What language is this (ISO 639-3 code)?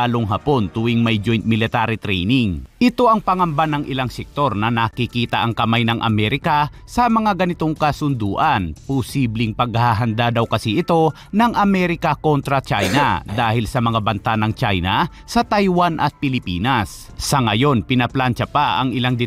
fil